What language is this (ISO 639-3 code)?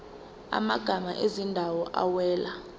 zul